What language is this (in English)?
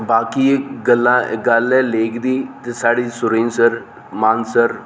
Dogri